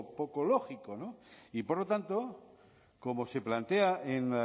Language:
Spanish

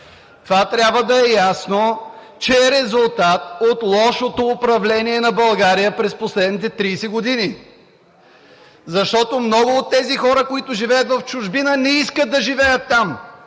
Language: Bulgarian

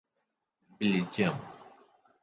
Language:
Urdu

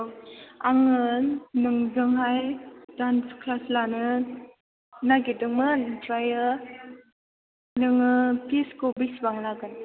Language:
Bodo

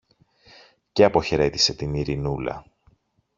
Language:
Greek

